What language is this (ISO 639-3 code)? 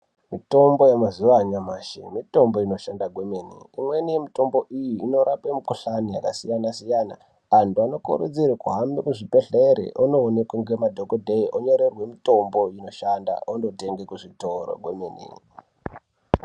ndc